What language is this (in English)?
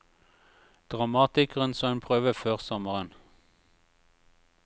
Norwegian